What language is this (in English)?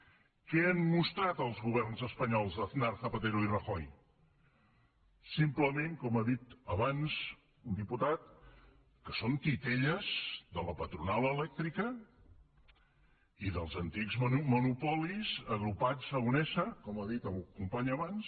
Catalan